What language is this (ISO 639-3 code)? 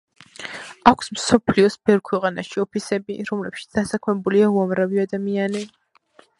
kat